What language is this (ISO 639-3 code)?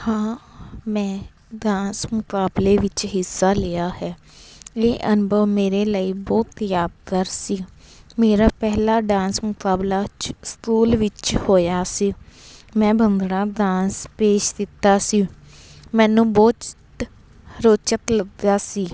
pan